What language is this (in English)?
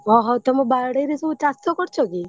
Odia